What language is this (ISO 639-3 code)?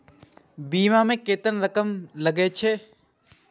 mai